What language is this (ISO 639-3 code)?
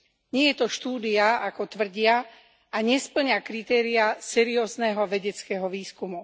slk